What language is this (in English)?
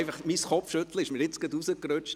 Swiss German